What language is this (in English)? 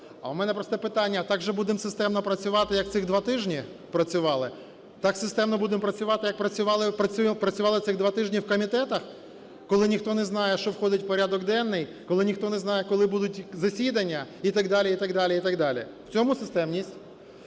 Ukrainian